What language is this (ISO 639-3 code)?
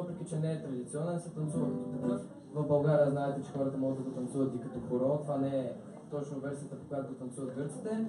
bul